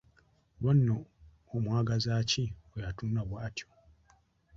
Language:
Ganda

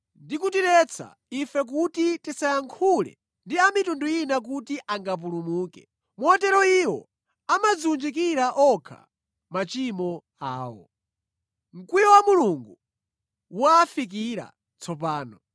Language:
Nyanja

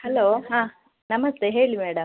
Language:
Kannada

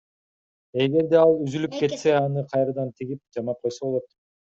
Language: Kyrgyz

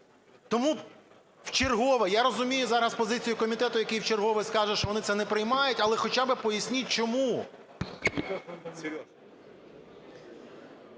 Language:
Ukrainian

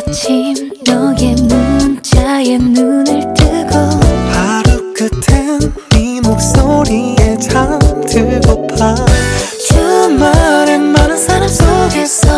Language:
Korean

